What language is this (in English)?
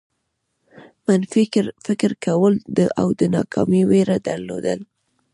Pashto